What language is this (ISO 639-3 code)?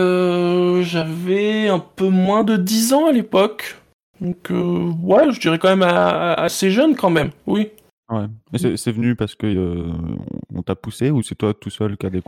fra